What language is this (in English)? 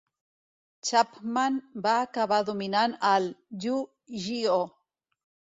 Catalan